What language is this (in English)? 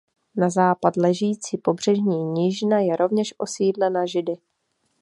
Czech